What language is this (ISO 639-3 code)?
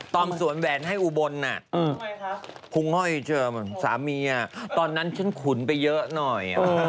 tha